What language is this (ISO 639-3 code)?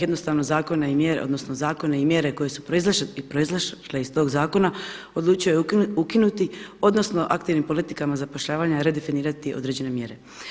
hrv